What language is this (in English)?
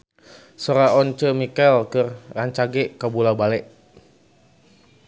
Sundanese